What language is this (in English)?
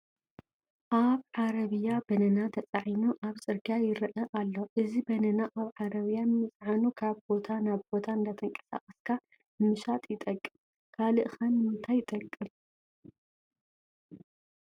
Tigrinya